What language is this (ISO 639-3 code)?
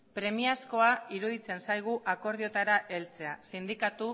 eus